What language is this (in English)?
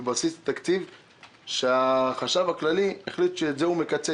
Hebrew